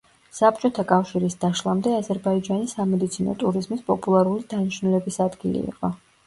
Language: Georgian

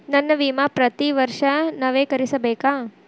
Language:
Kannada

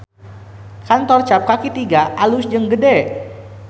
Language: Sundanese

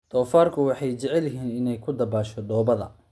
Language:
Somali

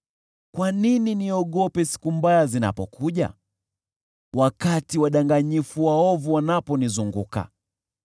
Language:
Swahili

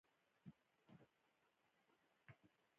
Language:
Pashto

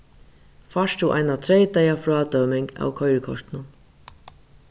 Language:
Faroese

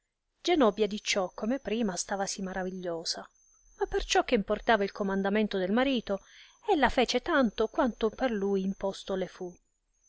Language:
Italian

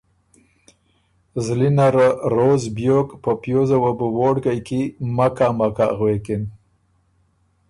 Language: Ormuri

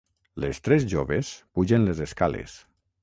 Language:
Catalan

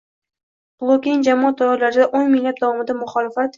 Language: Uzbek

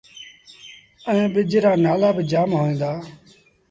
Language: Sindhi Bhil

